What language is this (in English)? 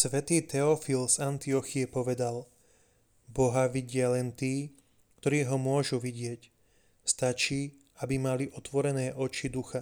Slovak